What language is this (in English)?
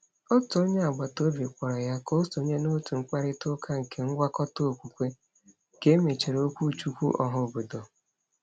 Igbo